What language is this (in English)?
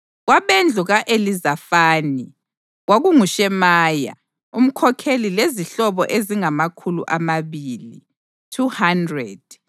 North Ndebele